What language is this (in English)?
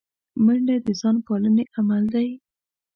Pashto